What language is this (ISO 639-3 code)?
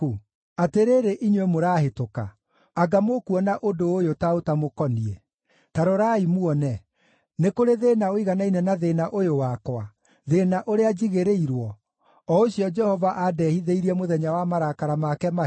kik